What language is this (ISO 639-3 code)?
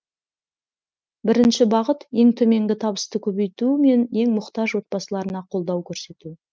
kaz